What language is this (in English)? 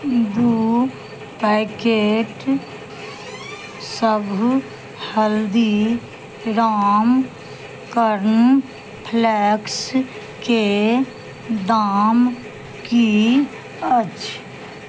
Maithili